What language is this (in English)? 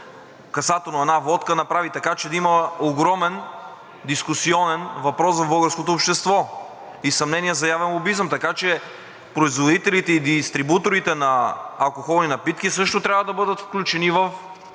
Bulgarian